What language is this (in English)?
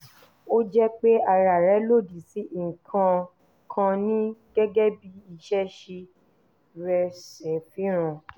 Yoruba